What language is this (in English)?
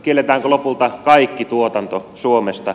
Finnish